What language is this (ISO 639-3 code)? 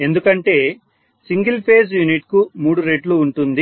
tel